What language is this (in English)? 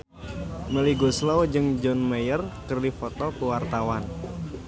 Sundanese